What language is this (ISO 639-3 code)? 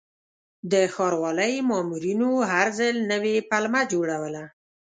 pus